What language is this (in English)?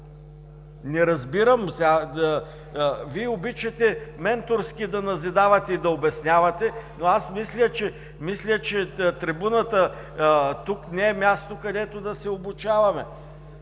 Bulgarian